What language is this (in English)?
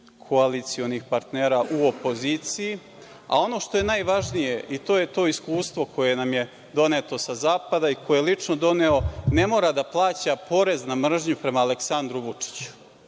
Serbian